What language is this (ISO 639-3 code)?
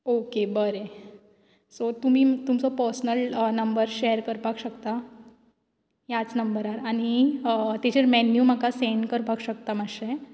kok